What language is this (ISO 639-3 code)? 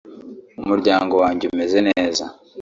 kin